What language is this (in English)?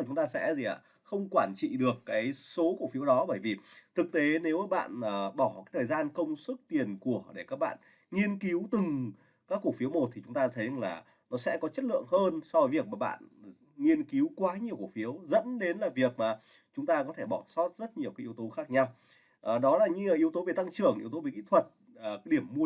Vietnamese